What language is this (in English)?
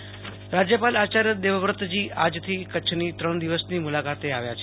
Gujarati